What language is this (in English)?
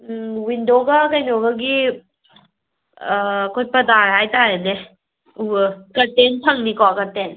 Manipuri